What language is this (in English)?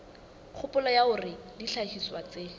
Southern Sotho